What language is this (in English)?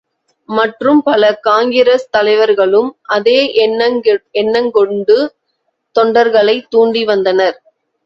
Tamil